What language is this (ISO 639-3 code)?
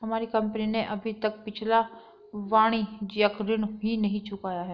hin